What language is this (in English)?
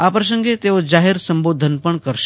Gujarati